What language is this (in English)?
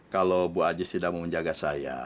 Indonesian